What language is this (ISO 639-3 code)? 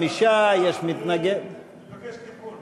heb